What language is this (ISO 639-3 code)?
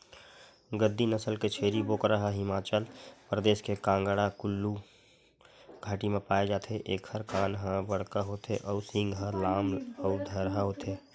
hne